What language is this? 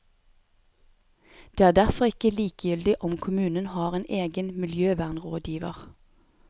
Norwegian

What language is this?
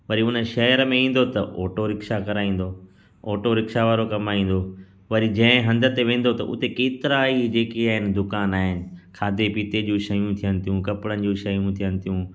Sindhi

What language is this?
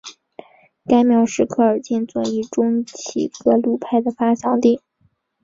Chinese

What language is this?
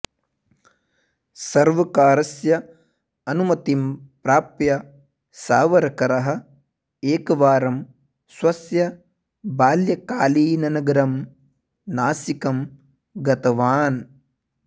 Sanskrit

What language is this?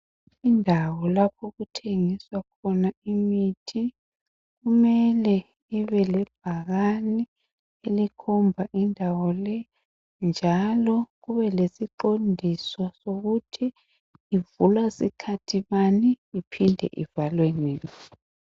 North Ndebele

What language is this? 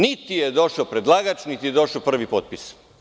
Serbian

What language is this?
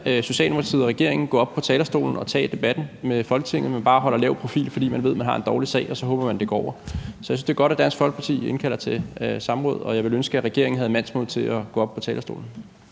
Danish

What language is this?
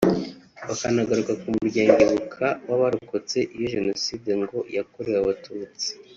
Kinyarwanda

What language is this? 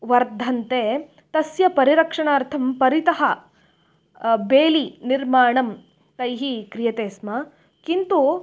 Sanskrit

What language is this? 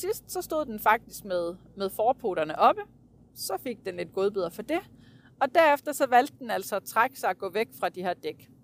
Danish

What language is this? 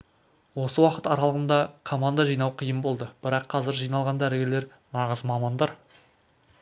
Kazakh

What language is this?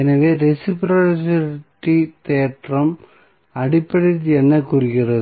Tamil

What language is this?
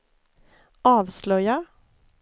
Swedish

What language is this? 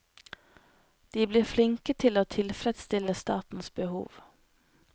Norwegian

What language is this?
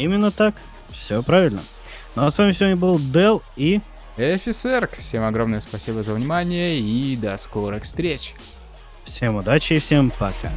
Russian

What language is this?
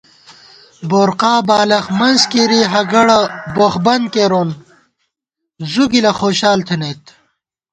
Gawar-Bati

